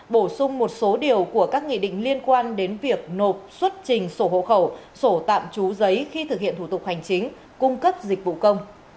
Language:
Vietnamese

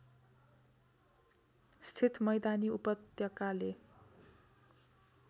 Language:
Nepali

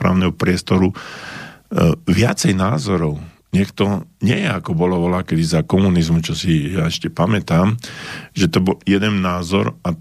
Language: Slovak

